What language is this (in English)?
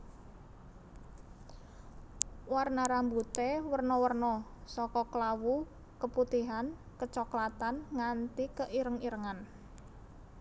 Javanese